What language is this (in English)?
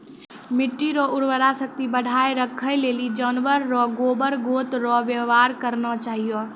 Maithili